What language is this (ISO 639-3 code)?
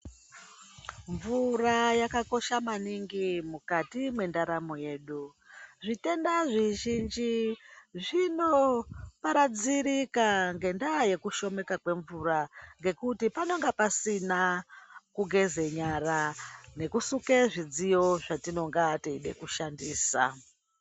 ndc